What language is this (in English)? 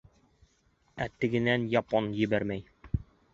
Bashkir